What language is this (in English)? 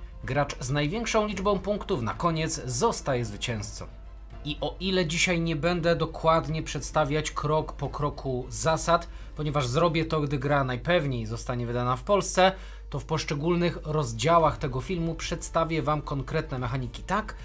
Polish